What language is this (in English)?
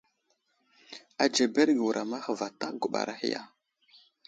Wuzlam